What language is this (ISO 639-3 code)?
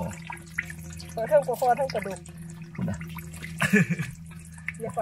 tha